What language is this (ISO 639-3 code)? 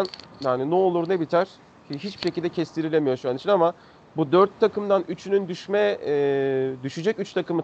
tur